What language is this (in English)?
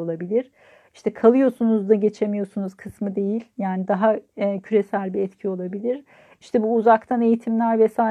Turkish